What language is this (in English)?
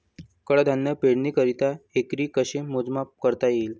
Marathi